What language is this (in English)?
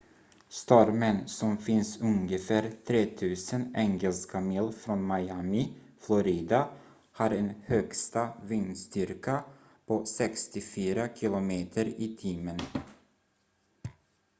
Swedish